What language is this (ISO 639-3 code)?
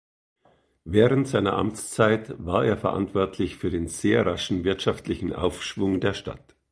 deu